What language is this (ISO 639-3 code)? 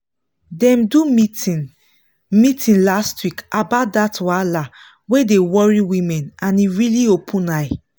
pcm